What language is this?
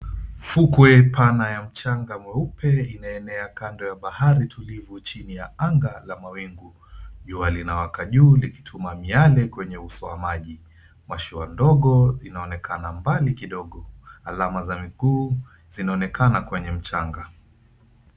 Swahili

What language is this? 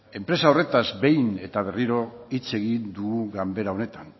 Basque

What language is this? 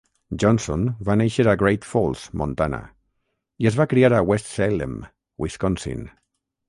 Catalan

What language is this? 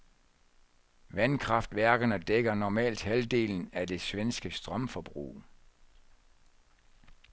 Danish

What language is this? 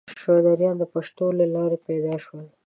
Pashto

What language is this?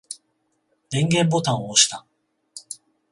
Japanese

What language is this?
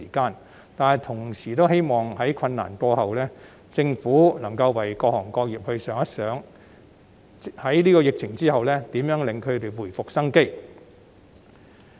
Cantonese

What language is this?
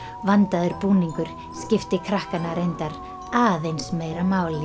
Icelandic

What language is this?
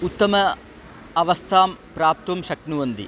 Sanskrit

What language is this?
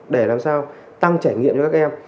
Vietnamese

